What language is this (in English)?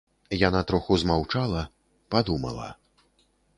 Belarusian